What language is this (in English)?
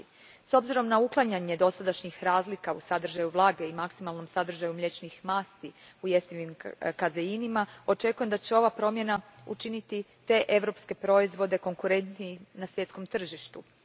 Croatian